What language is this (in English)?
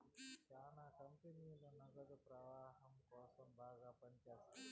Telugu